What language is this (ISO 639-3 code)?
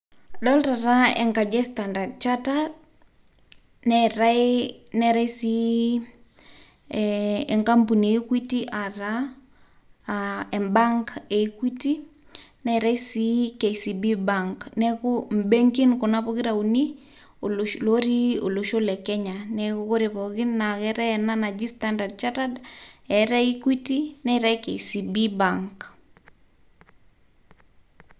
mas